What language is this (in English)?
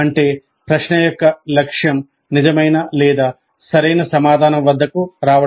Telugu